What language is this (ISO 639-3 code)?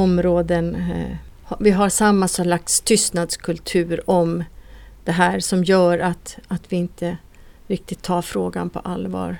swe